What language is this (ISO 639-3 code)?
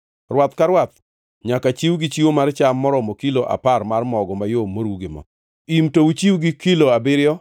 luo